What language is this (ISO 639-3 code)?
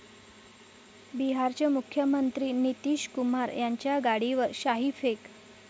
mar